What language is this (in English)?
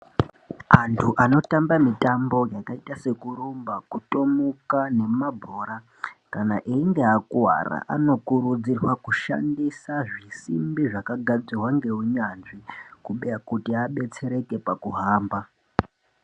Ndau